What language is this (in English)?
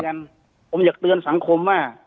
Thai